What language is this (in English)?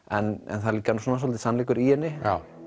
Icelandic